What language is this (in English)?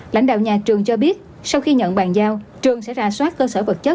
Vietnamese